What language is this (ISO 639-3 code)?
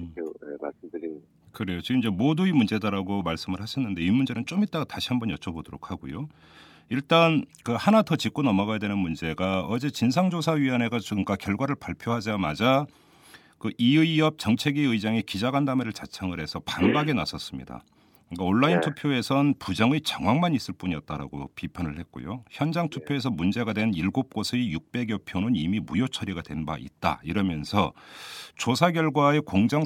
kor